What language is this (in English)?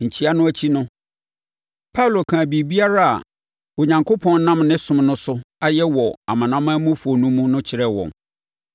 Akan